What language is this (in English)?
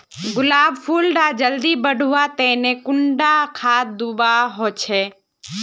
Magahi